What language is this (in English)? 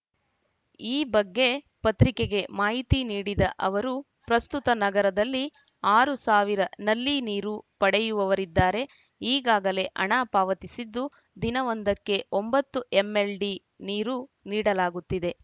Kannada